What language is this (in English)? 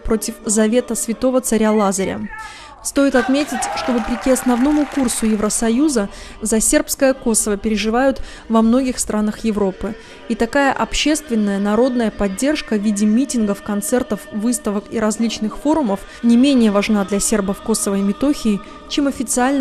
Russian